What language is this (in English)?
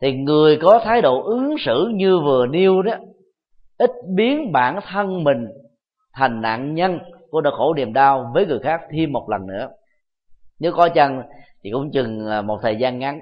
Vietnamese